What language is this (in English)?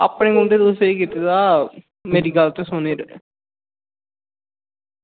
Dogri